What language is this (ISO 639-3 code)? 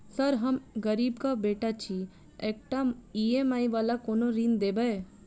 mai